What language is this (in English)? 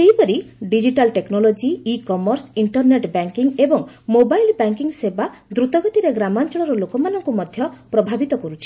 Odia